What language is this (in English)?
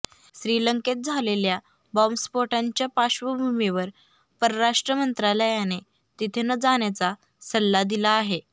Marathi